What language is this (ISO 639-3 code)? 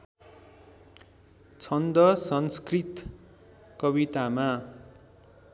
nep